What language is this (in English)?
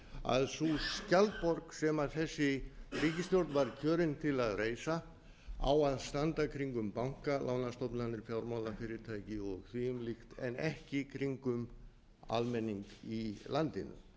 Icelandic